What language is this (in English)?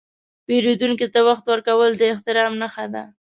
Pashto